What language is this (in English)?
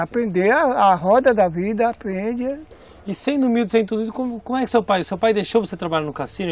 Portuguese